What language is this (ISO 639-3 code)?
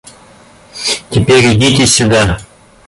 rus